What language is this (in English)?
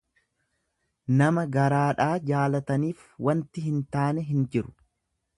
Oromo